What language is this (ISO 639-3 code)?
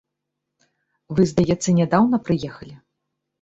bel